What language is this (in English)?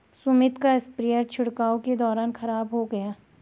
Hindi